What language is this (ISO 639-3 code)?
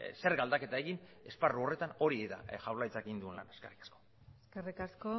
eus